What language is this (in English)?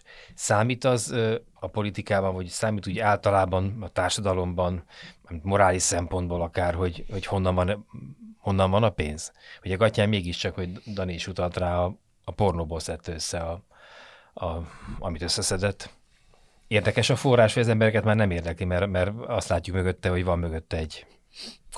Hungarian